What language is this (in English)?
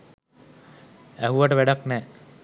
Sinhala